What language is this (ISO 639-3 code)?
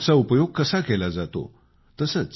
mar